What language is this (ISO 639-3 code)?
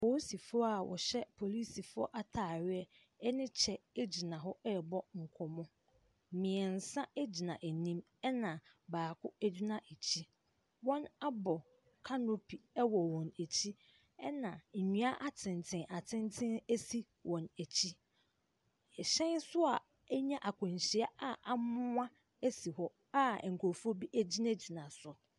aka